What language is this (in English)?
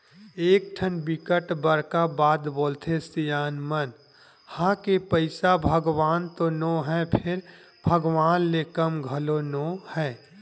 Chhattisgarhi